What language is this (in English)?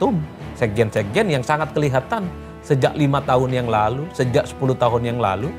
Indonesian